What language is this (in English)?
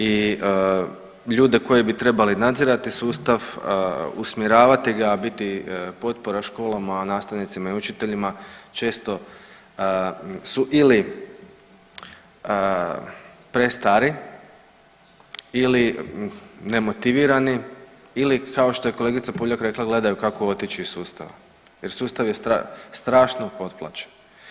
Croatian